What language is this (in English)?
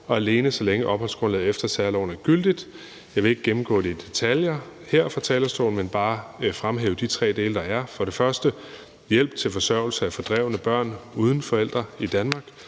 Danish